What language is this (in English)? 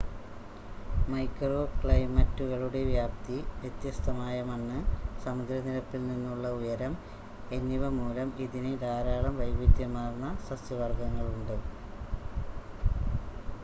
Malayalam